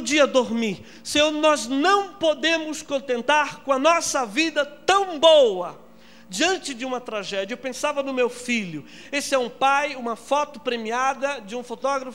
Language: Portuguese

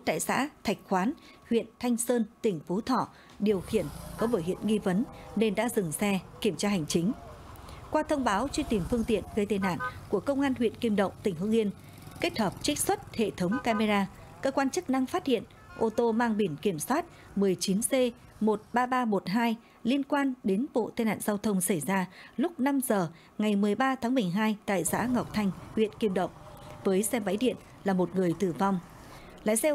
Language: Vietnamese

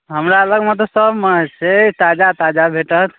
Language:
Maithili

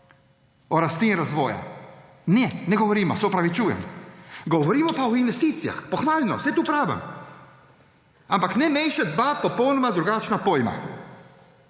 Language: Slovenian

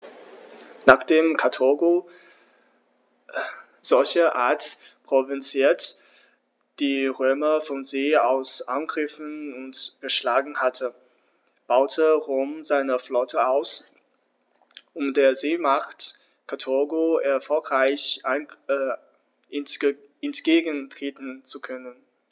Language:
German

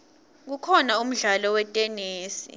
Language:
Swati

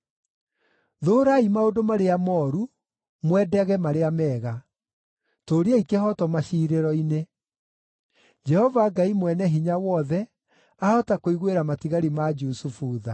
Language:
Kikuyu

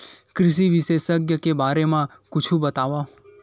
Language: Chhattisgarhi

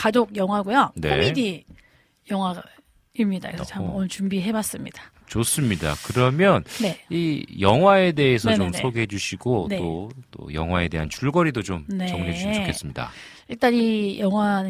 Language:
Korean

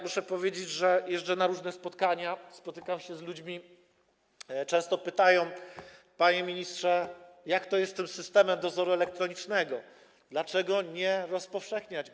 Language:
Polish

